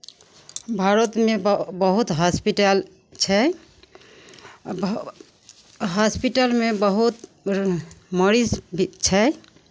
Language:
Maithili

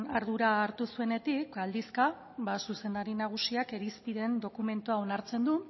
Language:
Basque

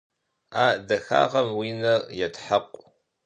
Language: Kabardian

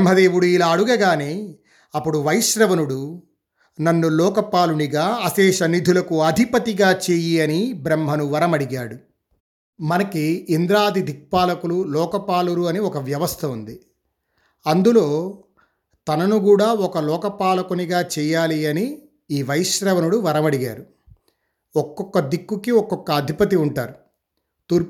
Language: Telugu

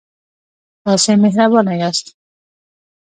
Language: Pashto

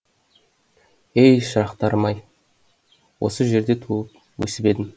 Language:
Kazakh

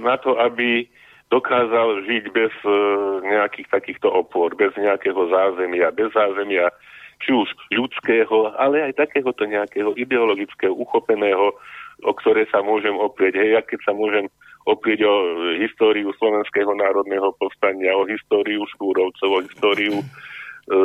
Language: Slovak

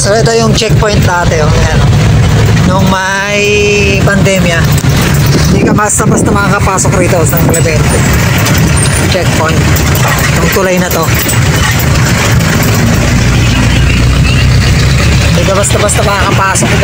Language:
Filipino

